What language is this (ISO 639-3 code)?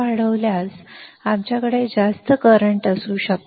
mar